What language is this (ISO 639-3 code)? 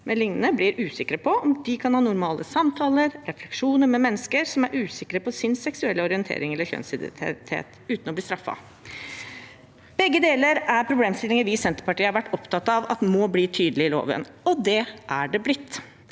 nor